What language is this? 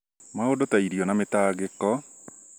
Kikuyu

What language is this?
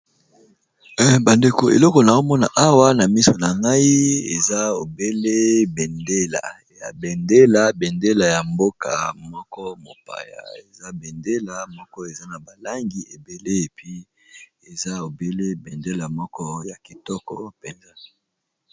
Lingala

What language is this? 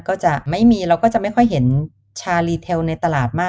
Thai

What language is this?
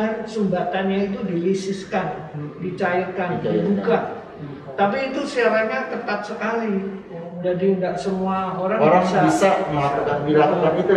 Indonesian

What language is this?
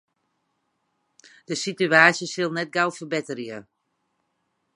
Western Frisian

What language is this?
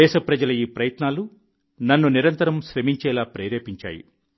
Telugu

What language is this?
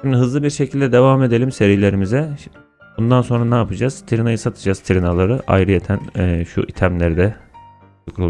Turkish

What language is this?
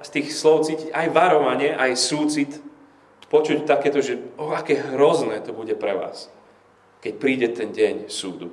Slovak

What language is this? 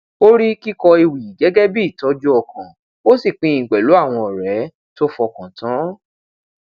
Yoruba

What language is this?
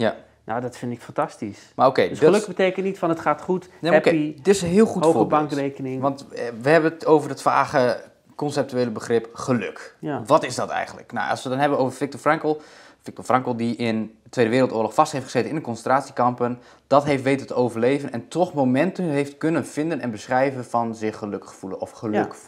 Dutch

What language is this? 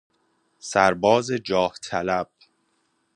Persian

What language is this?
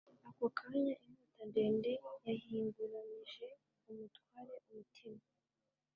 Kinyarwanda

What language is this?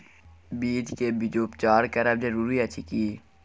Maithili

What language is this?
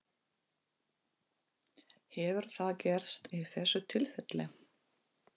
Icelandic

